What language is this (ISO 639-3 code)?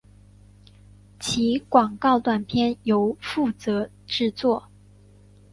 zho